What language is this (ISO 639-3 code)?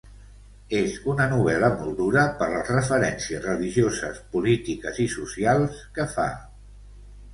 cat